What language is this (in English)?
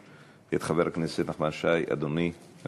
Hebrew